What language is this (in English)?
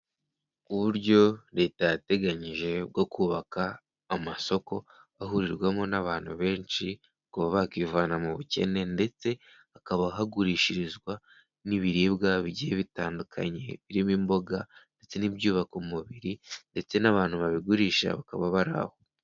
Kinyarwanda